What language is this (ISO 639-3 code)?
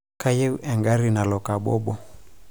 mas